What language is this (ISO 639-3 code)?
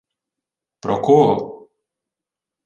ukr